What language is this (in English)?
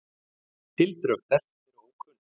Icelandic